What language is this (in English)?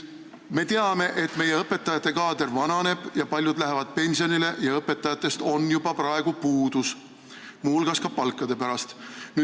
Estonian